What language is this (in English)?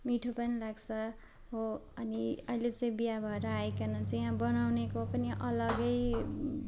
Nepali